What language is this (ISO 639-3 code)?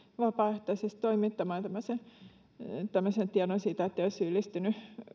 fin